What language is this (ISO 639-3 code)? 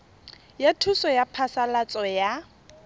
tsn